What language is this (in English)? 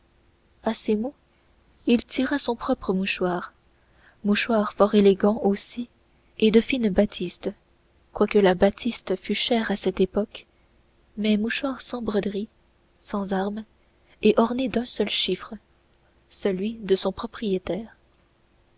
French